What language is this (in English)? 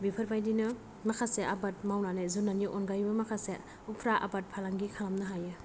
Bodo